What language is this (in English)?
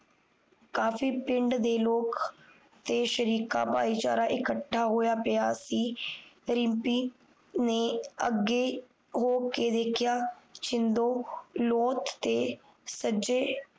Punjabi